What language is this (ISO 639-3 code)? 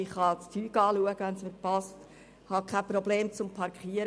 gsw